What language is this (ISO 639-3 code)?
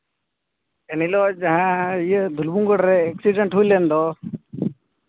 sat